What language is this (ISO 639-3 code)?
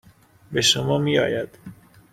fas